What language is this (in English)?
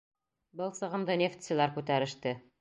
Bashkir